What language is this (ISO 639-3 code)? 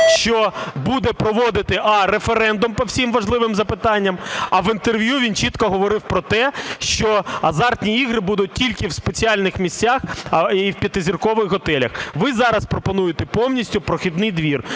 ukr